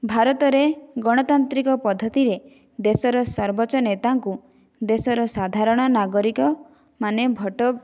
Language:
Odia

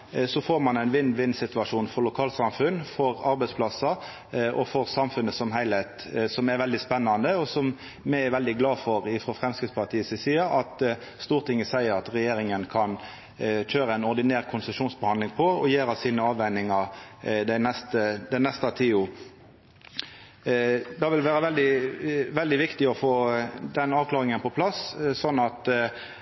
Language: Norwegian Nynorsk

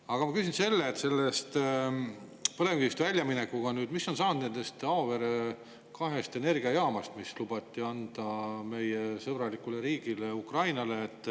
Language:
Estonian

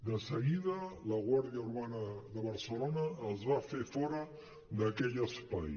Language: Catalan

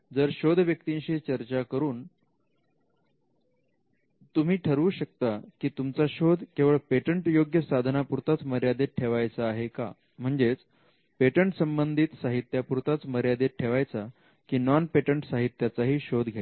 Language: Marathi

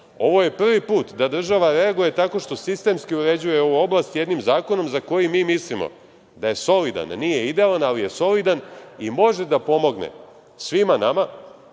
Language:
Serbian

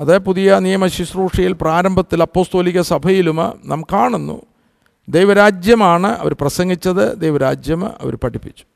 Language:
Malayalam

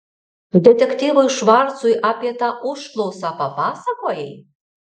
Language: Lithuanian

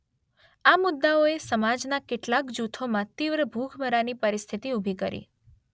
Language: Gujarati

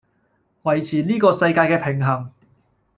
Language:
Cantonese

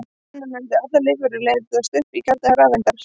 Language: Icelandic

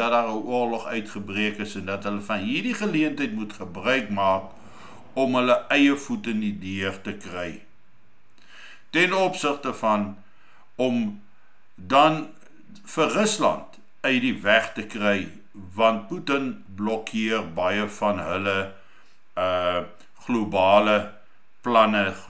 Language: Dutch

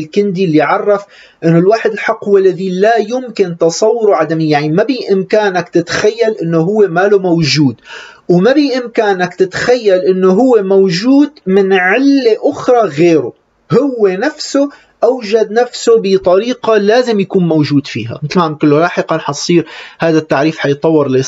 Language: Arabic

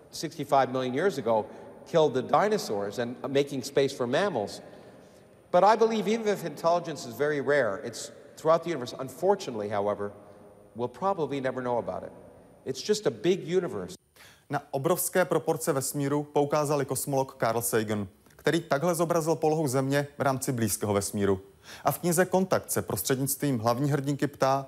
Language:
Czech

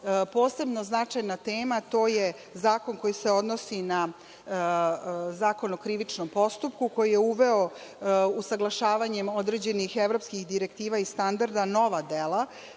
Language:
Serbian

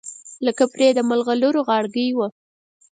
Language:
Pashto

